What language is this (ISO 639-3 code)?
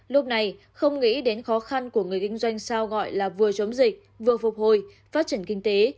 vie